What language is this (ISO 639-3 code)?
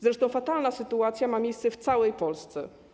pol